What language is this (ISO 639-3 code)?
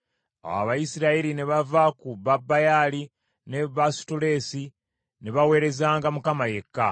lug